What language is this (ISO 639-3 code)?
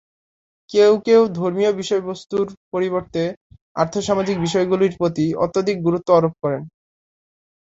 ben